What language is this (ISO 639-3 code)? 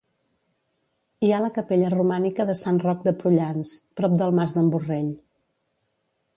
cat